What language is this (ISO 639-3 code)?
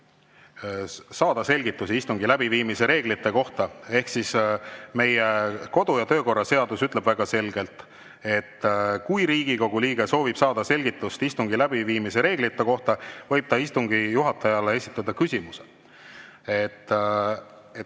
est